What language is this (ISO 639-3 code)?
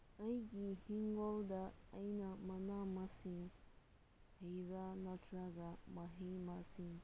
mni